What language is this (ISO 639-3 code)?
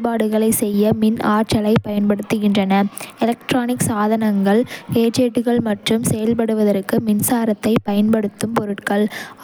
kfe